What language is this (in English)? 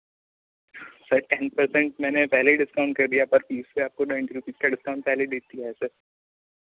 Hindi